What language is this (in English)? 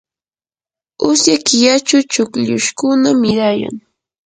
Yanahuanca Pasco Quechua